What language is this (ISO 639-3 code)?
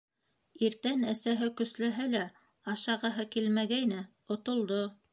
bak